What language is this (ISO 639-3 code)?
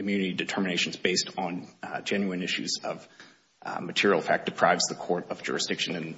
eng